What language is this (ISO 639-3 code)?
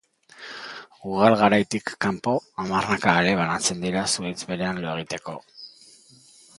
eus